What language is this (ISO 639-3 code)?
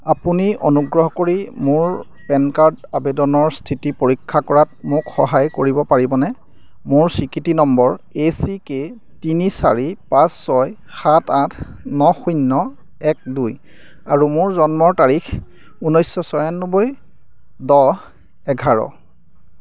asm